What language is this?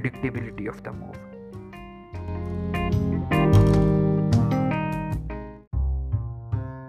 Hindi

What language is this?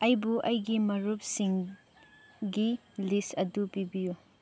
Manipuri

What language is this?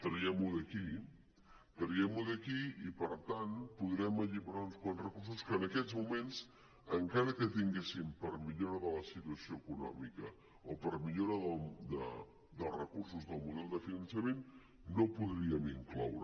Catalan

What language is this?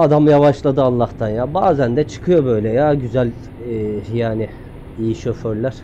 Turkish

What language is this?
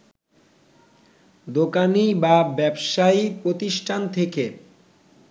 Bangla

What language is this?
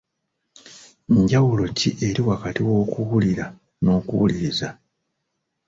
Ganda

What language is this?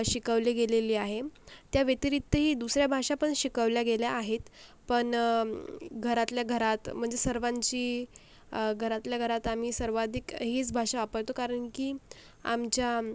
Marathi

